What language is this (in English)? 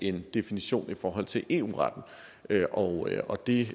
Danish